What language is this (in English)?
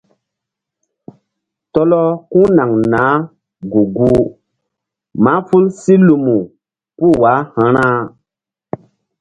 Mbum